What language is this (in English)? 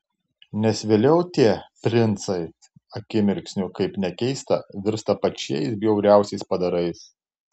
Lithuanian